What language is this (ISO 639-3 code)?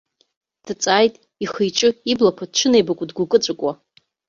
abk